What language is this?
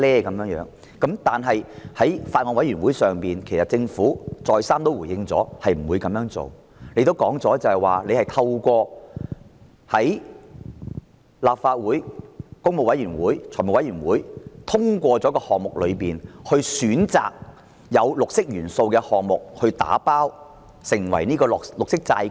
Cantonese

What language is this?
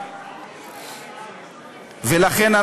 Hebrew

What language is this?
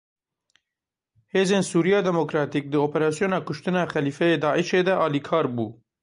Kurdish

